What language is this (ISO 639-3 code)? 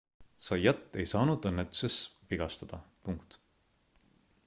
est